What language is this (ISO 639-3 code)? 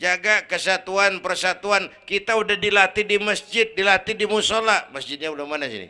ind